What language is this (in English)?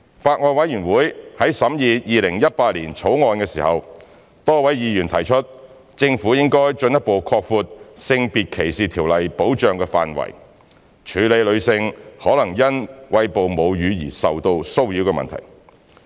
Cantonese